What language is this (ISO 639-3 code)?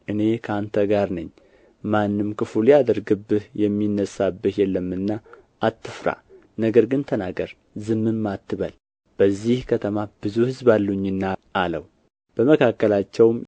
amh